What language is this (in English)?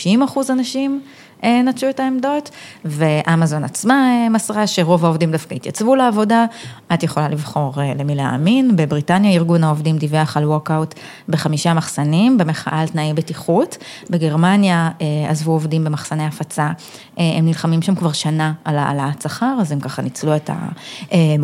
Hebrew